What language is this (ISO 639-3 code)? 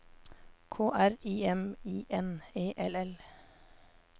nor